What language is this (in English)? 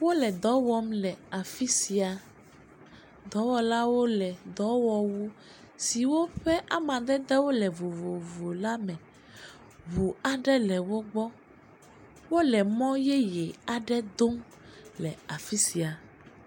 Ewe